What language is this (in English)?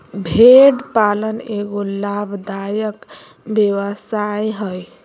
Magahi